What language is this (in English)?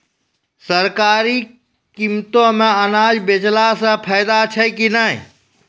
Maithili